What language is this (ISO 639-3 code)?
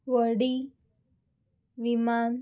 kok